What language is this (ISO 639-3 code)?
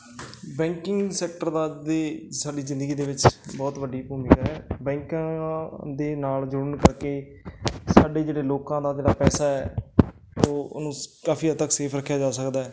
pan